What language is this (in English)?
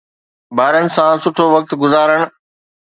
Sindhi